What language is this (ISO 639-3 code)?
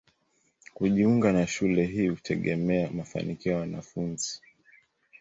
swa